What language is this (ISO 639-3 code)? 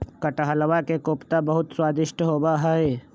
mag